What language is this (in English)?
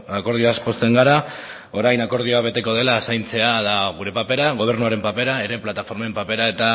Basque